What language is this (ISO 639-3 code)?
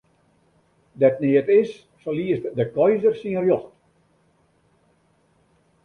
fry